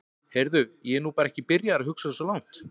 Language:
Icelandic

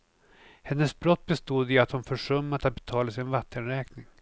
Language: Swedish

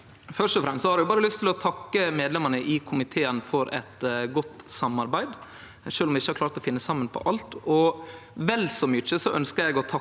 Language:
Norwegian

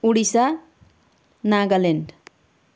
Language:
Nepali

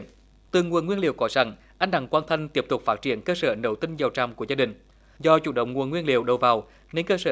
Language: Vietnamese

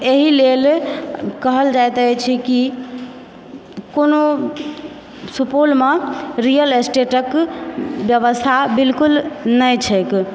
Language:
Maithili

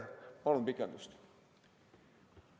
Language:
Estonian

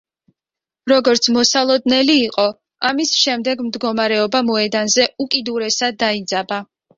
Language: Georgian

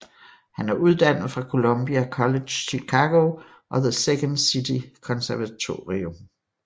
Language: Danish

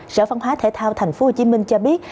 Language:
Vietnamese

